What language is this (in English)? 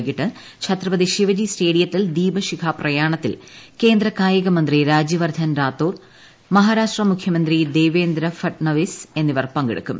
Malayalam